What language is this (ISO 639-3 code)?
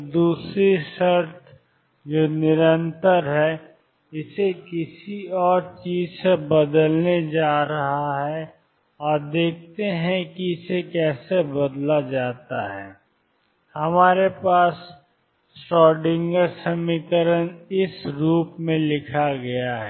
hin